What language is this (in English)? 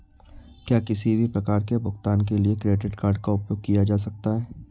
Hindi